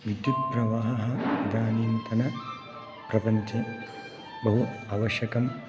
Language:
Sanskrit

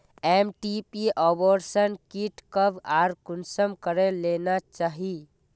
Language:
Magahi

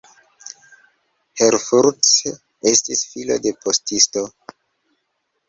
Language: Esperanto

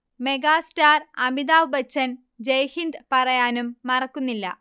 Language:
Malayalam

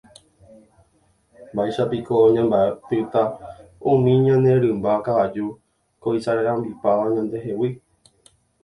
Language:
Guarani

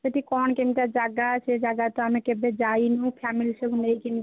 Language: Odia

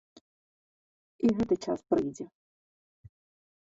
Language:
Belarusian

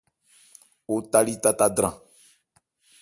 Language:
Ebrié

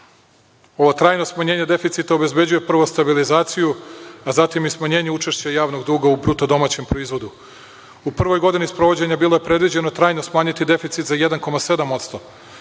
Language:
Serbian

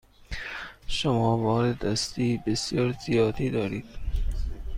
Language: Persian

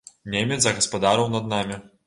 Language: Belarusian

